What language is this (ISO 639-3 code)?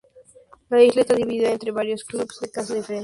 spa